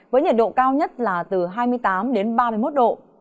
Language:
Vietnamese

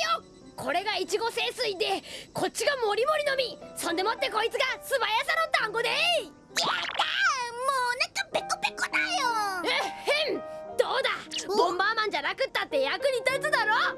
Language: Japanese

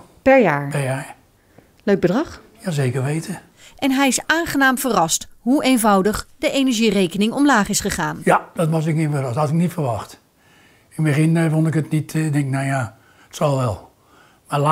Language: Dutch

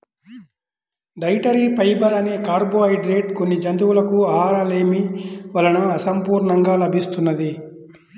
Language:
Telugu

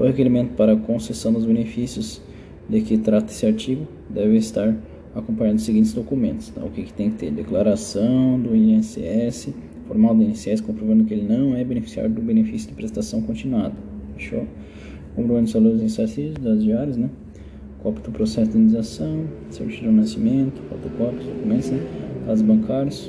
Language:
Portuguese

